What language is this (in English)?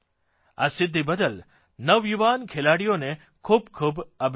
Gujarati